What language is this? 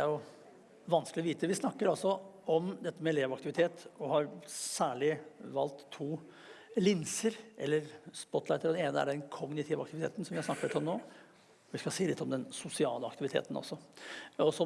Norwegian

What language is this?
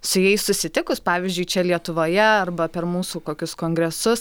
Lithuanian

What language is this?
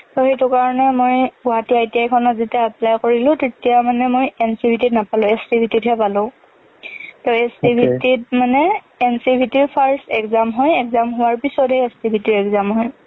Assamese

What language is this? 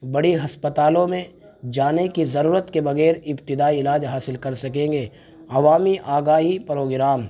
Urdu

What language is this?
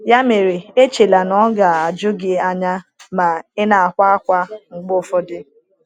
Igbo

